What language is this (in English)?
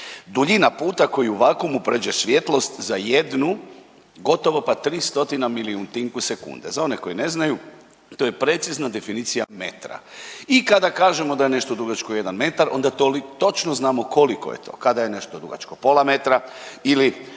Croatian